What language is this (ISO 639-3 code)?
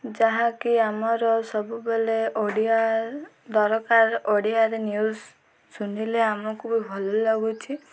ori